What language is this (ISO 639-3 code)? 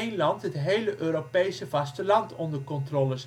nld